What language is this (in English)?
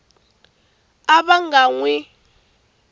Tsonga